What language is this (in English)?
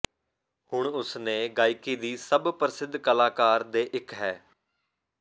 Punjabi